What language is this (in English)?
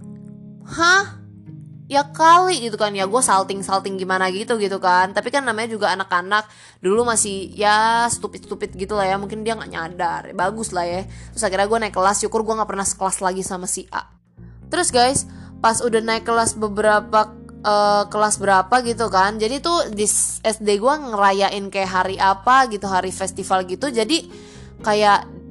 Indonesian